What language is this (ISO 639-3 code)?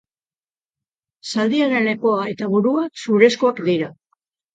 eus